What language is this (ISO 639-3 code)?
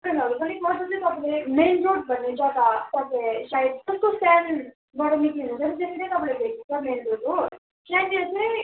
nep